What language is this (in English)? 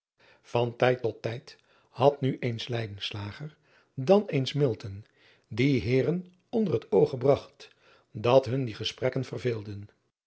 Dutch